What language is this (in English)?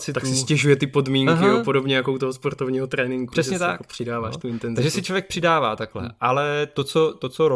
Czech